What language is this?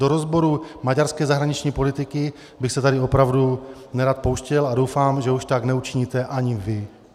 Czech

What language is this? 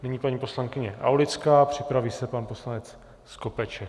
Czech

